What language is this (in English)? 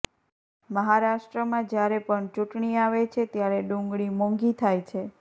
Gujarati